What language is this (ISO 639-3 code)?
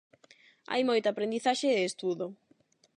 glg